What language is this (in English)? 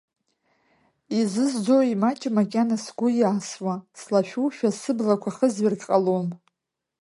Abkhazian